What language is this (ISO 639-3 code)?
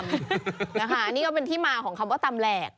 tha